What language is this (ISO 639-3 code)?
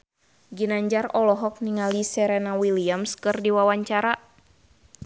sun